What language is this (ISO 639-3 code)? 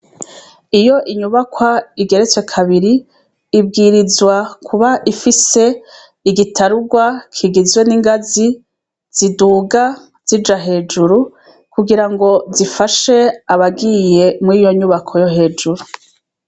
run